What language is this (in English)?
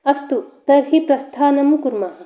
Sanskrit